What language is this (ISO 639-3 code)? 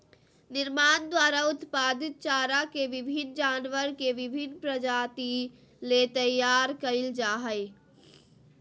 mag